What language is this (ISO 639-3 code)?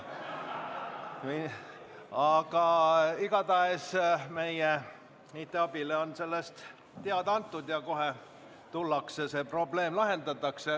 est